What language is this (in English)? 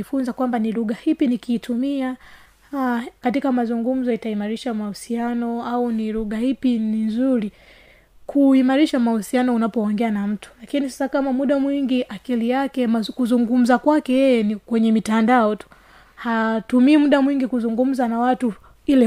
Swahili